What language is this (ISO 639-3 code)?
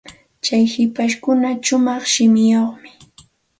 qxt